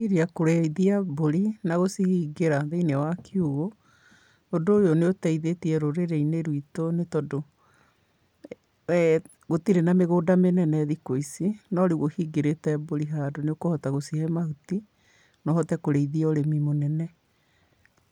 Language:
Kikuyu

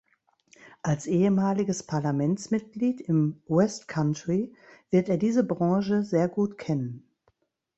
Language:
German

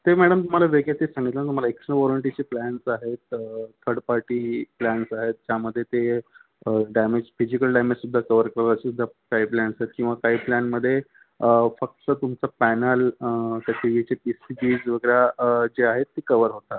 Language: Marathi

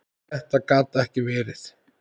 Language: Icelandic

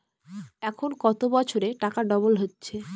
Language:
Bangla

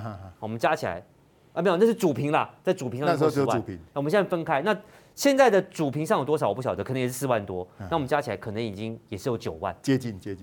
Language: Chinese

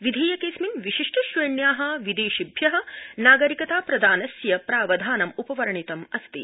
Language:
Sanskrit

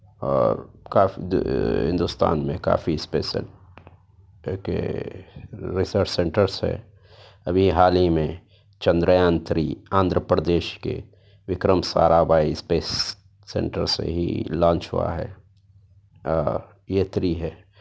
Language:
Urdu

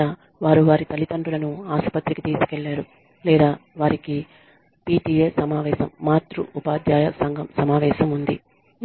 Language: Telugu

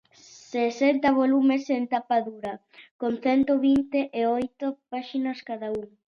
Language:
Galician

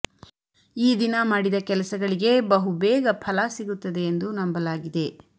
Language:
Kannada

